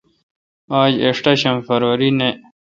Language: Kalkoti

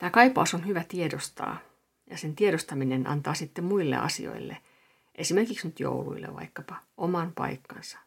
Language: Finnish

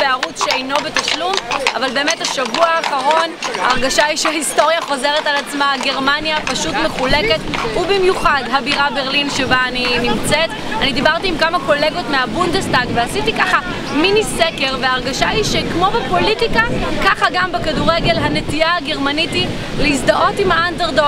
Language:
Hebrew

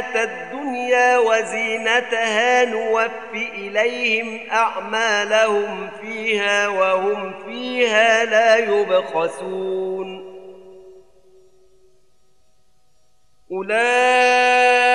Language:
Arabic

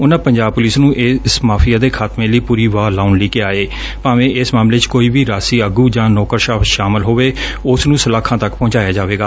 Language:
Punjabi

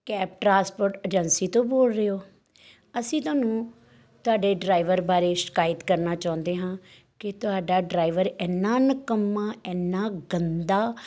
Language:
Punjabi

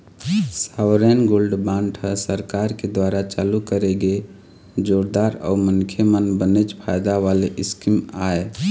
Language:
Chhattisgarhi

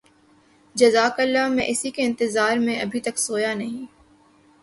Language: Urdu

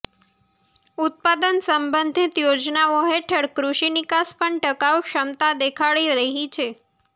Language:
Gujarati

